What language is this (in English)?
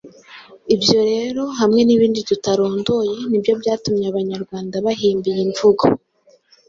Kinyarwanda